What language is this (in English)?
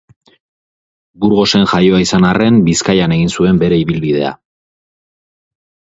Basque